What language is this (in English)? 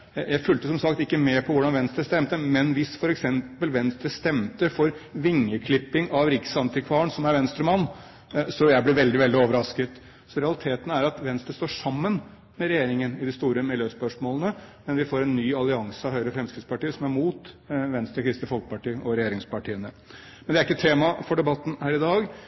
Norwegian Bokmål